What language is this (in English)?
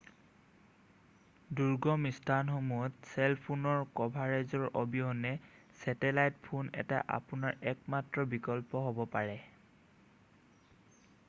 Assamese